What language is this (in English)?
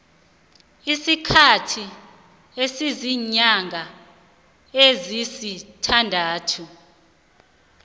South Ndebele